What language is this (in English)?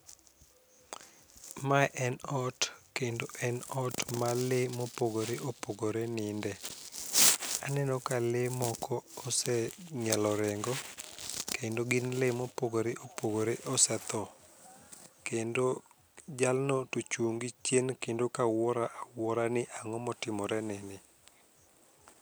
Luo (Kenya and Tanzania)